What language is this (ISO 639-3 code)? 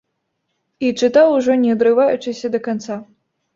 bel